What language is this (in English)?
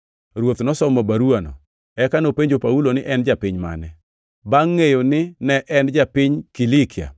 Luo (Kenya and Tanzania)